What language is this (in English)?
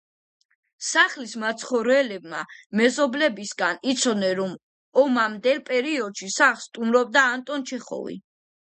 Georgian